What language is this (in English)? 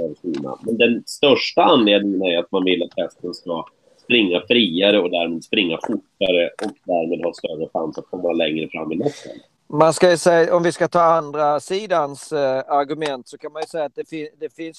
Swedish